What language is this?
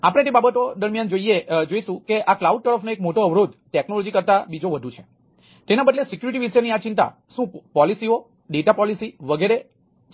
Gujarati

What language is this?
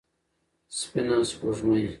Pashto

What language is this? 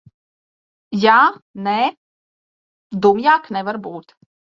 Latvian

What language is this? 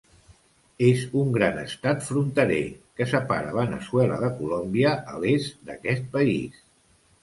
Catalan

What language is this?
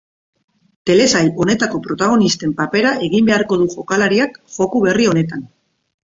Basque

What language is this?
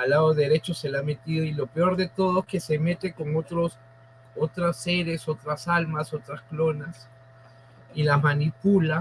Spanish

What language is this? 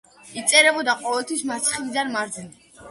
Georgian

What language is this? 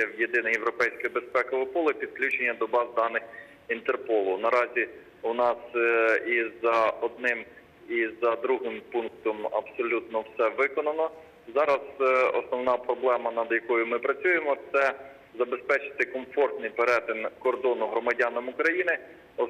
Ukrainian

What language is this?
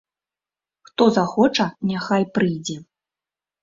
Belarusian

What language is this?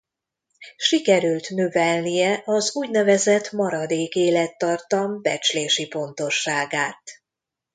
Hungarian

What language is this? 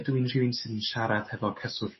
Welsh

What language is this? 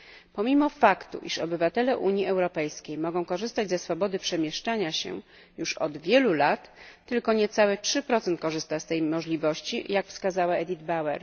Polish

